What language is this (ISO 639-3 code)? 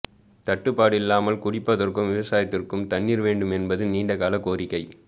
tam